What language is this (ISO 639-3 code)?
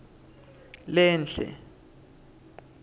ssw